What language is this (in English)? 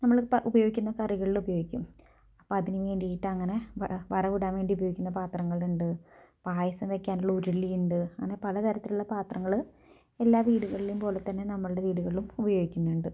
Malayalam